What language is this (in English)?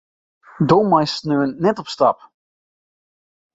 Western Frisian